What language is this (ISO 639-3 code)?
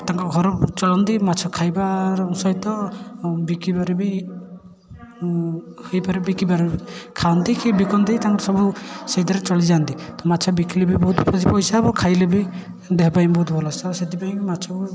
ori